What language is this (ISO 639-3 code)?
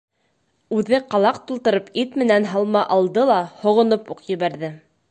bak